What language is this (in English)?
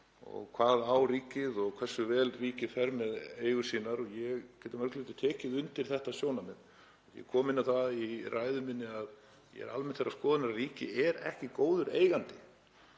Icelandic